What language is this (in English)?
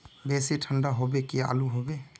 Magahi